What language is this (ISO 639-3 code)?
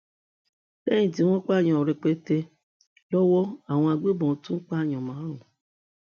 yor